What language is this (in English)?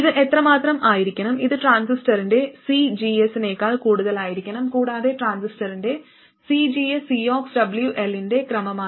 Malayalam